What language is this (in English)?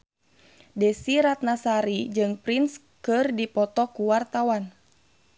Sundanese